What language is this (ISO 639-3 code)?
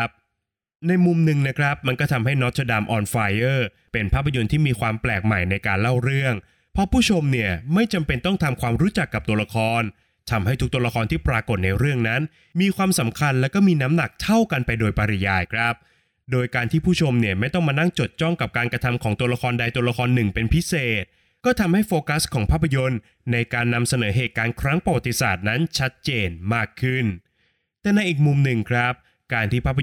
tha